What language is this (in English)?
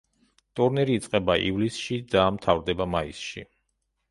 Georgian